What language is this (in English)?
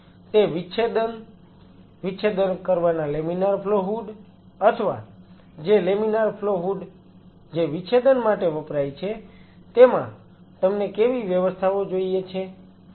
Gujarati